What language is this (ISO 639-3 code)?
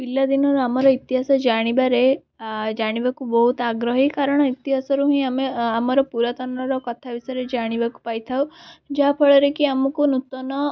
ori